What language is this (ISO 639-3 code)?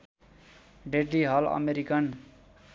nep